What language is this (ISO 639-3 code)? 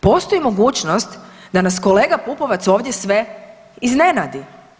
hrv